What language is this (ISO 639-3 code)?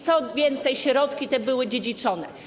pol